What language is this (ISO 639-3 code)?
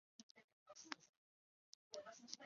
zho